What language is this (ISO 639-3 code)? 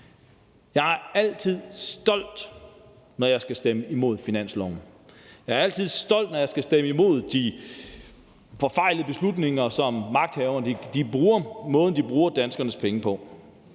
dan